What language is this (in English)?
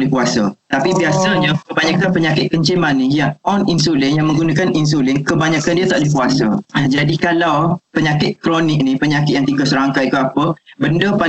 Malay